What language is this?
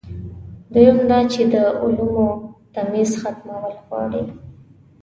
Pashto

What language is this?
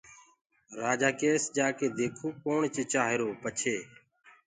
Gurgula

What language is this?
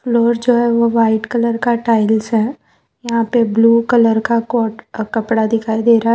Hindi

